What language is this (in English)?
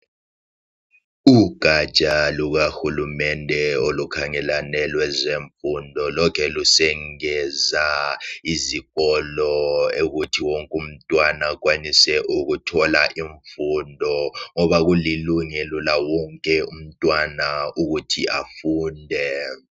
North Ndebele